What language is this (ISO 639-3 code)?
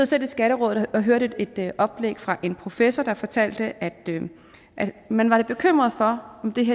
dan